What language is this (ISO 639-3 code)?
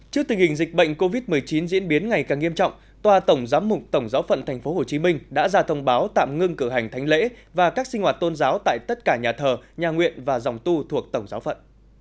vie